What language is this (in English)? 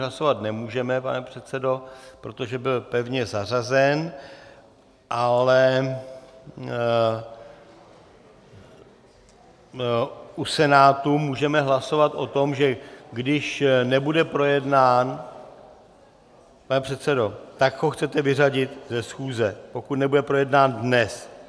Czech